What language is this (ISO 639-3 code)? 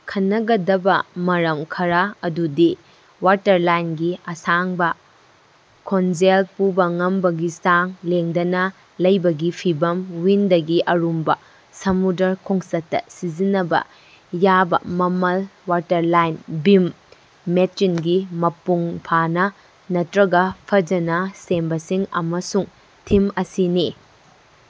mni